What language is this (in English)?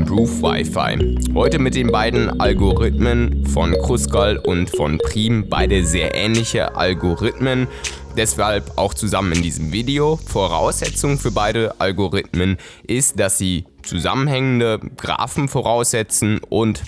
German